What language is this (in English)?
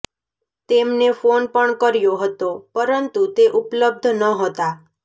Gujarati